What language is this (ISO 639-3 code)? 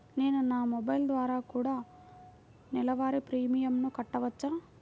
tel